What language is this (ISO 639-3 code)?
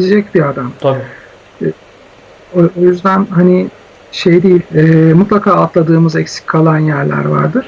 tur